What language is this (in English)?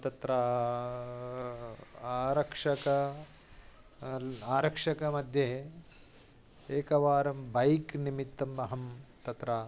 Sanskrit